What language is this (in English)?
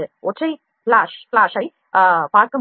Tamil